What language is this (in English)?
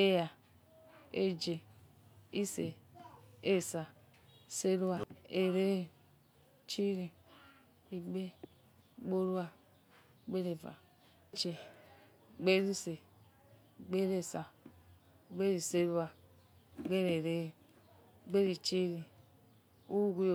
Yekhee